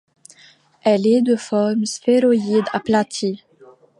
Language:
French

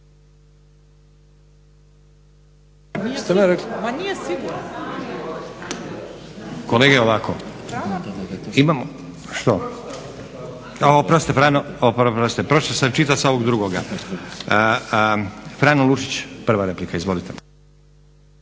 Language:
Croatian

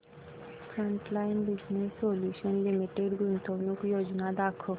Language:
Marathi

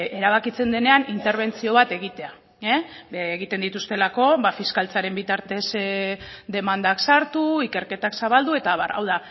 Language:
Basque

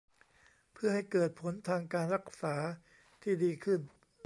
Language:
Thai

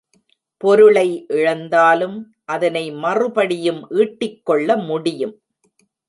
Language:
Tamil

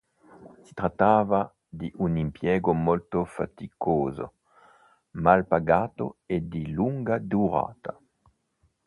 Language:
Italian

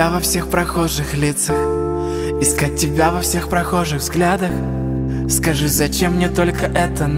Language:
Russian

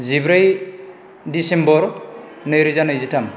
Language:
Bodo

